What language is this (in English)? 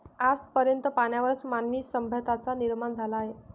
Marathi